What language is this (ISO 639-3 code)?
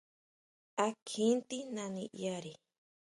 mau